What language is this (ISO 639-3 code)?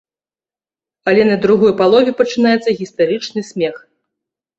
bel